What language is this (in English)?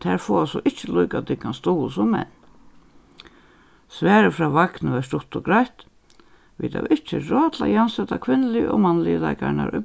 Faroese